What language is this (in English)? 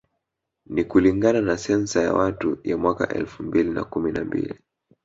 Swahili